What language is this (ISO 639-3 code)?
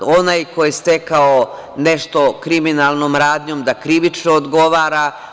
srp